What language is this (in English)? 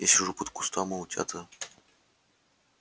Russian